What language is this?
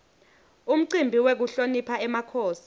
Swati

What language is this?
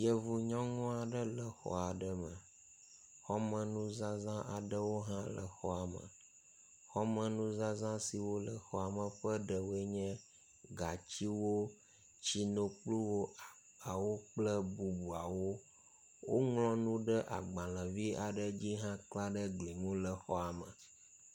Ewe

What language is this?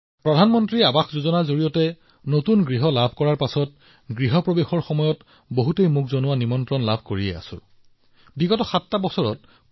Assamese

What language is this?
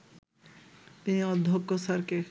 Bangla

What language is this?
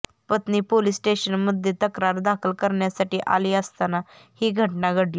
Marathi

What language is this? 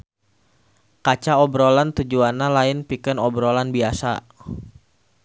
Sundanese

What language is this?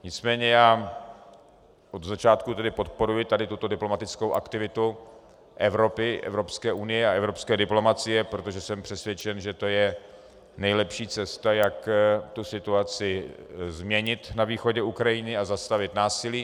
Czech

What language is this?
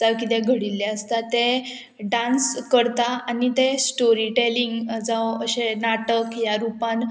Konkani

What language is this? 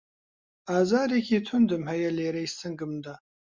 Central Kurdish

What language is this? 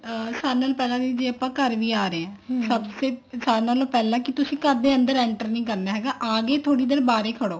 Punjabi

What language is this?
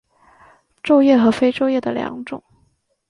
Chinese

